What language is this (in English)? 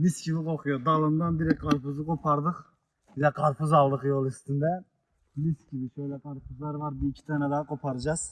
Turkish